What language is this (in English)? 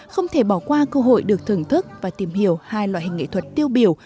Vietnamese